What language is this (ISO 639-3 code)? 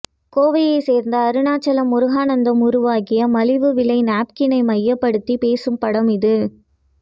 tam